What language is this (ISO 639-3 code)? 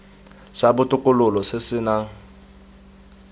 tsn